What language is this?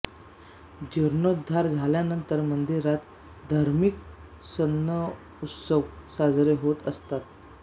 Marathi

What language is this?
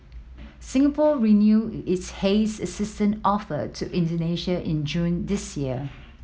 English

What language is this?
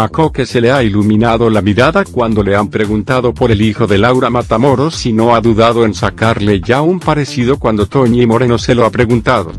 Spanish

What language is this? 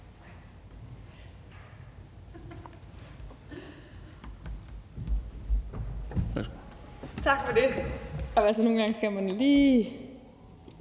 Danish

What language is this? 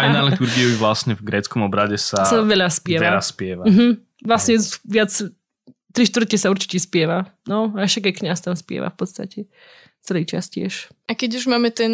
Slovak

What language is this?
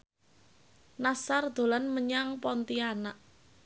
Javanese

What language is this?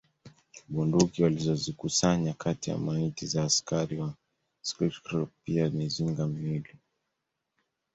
Swahili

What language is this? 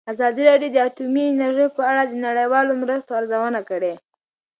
Pashto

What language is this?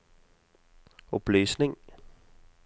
Norwegian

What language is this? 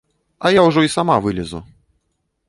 Belarusian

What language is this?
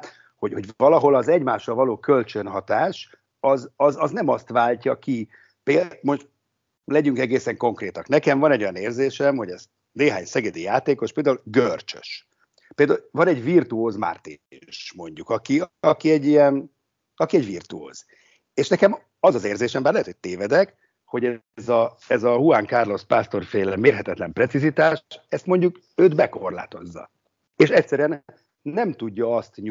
Hungarian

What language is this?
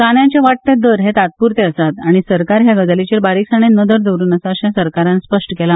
Konkani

